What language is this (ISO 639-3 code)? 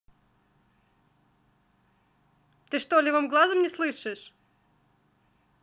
rus